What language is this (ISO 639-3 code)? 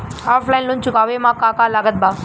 bho